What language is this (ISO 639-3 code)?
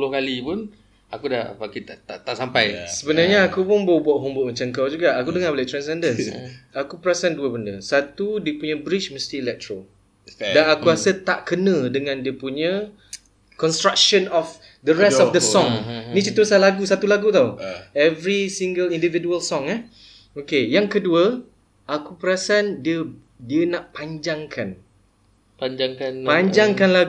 msa